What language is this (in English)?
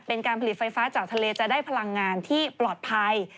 Thai